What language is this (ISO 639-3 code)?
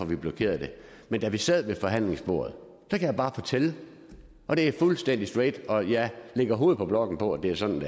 dan